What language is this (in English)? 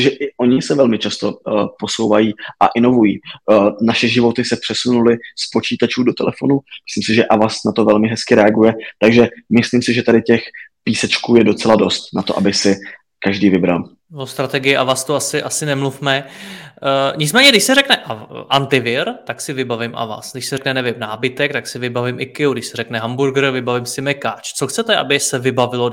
Czech